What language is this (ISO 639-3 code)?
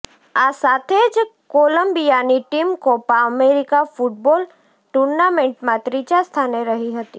guj